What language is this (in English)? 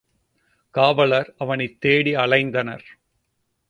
Tamil